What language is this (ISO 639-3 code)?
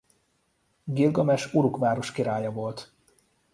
hun